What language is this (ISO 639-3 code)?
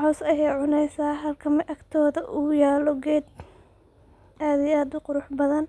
som